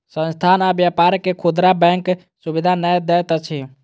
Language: Maithili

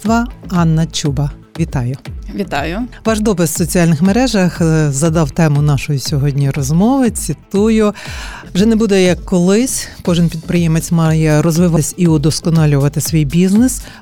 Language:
Ukrainian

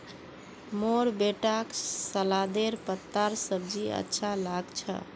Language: Magahi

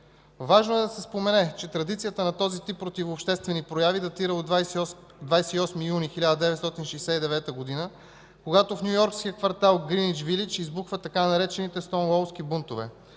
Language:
Bulgarian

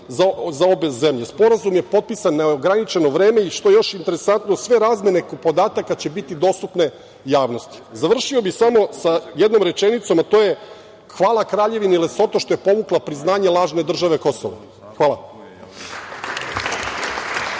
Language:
Serbian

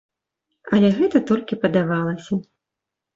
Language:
Belarusian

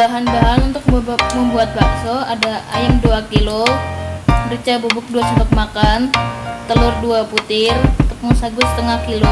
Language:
Indonesian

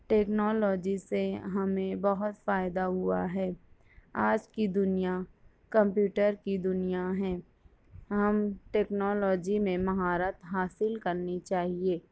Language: Urdu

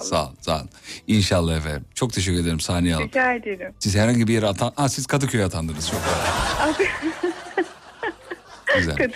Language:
Turkish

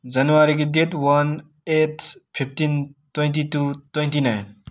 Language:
Manipuri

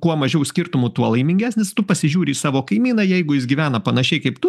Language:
Lithuanian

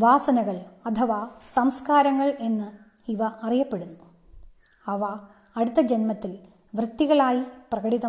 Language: Malayalam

